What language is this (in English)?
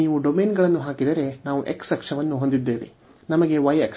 Kannada